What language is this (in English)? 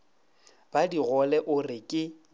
Northern Sotho